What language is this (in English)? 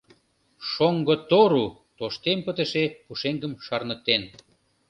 Mari